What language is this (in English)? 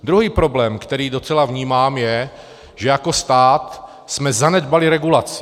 Czech